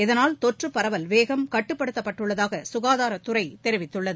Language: Tamil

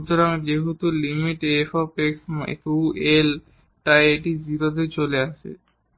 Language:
Bangla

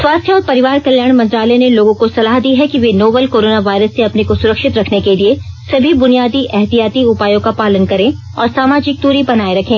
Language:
Hindi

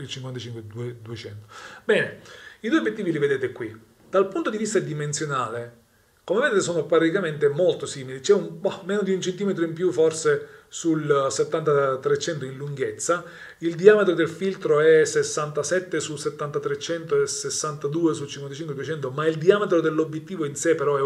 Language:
Italian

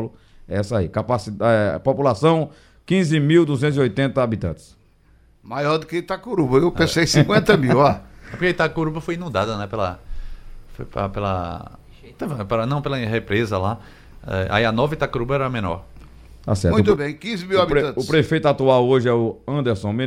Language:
Portuguese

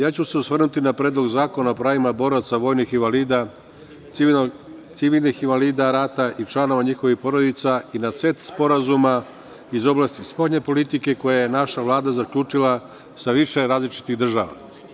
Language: Serbian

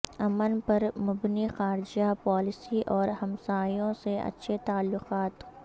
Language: Urdu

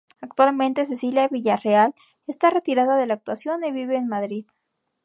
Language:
Spanish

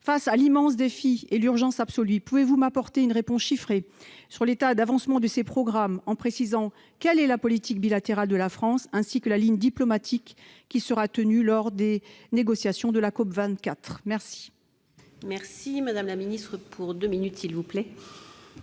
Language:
French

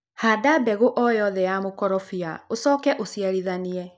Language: Kikuyu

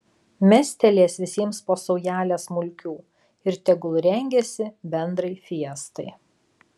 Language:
Lithuanian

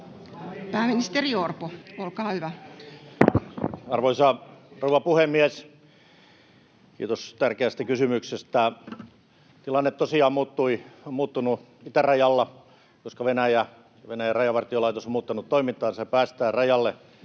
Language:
Finnish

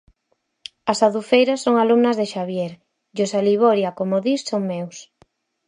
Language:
Galician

